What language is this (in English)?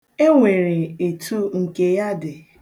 Igbo